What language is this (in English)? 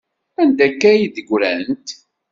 Kabyle